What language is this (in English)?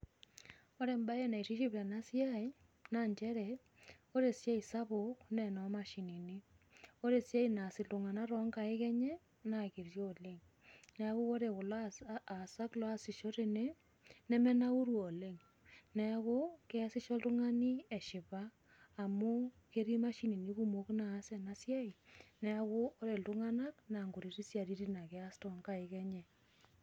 Masai